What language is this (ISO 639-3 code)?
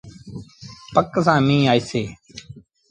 sbn